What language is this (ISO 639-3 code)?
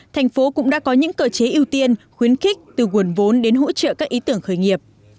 vie